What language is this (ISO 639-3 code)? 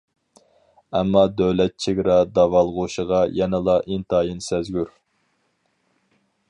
uig